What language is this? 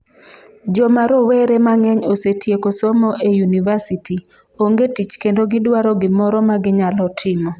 Luo (Kenya and Tanzania)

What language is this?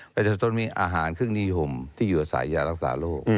Thai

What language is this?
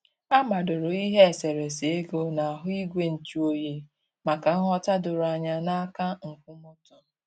Igbo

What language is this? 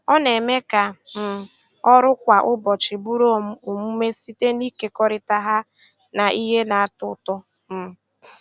Igbo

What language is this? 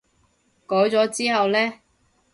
Cantonese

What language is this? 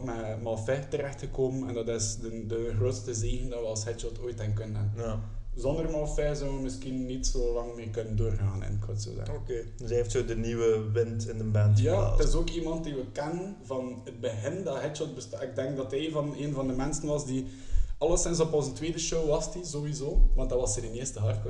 Dutch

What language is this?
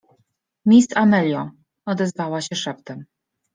Polish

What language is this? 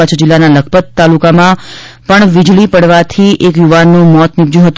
Gujarati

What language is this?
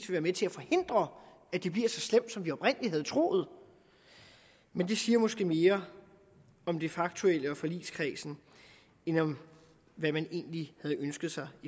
Danish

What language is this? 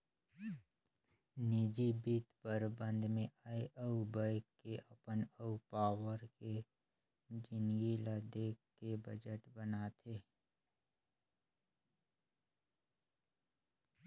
Chhattisgarhi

